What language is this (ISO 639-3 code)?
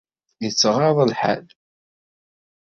kab